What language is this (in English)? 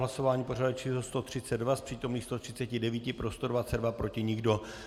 Czech